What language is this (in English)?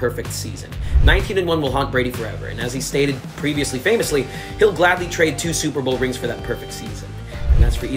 English